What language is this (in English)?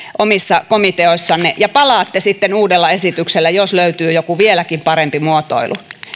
Finnish